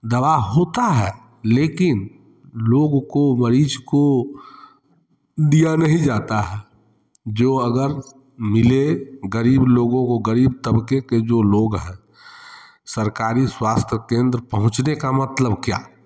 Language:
Hindi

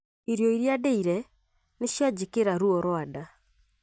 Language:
Kikuyu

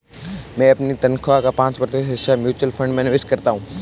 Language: Hindi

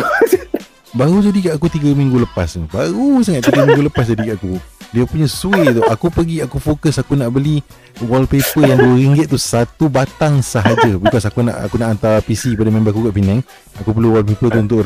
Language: Malay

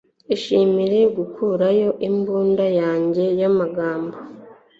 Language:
Kinyarwanda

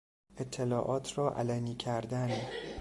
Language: Persian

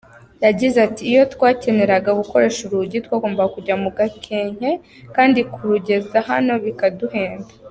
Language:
Kinyarwanda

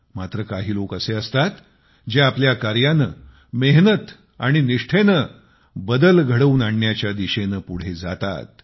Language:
Marathi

